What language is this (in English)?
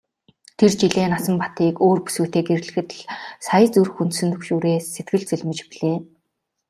Mongolian